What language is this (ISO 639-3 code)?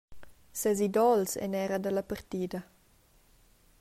roh